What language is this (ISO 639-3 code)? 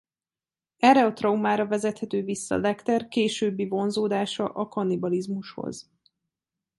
hun